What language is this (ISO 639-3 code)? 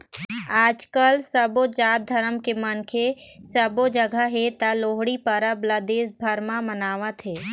hne